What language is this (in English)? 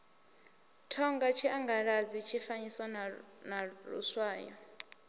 Venda